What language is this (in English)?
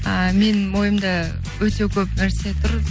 Kazakh